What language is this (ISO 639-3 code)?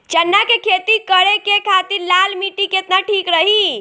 bho